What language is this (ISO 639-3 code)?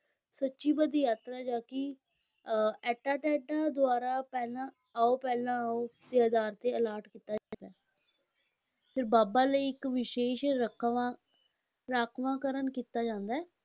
pan